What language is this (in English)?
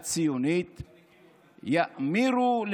Hebrew